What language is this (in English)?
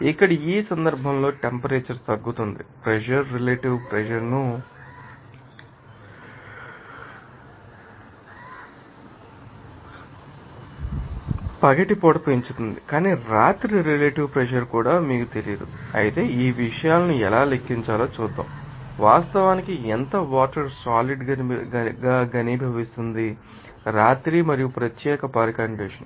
Telugu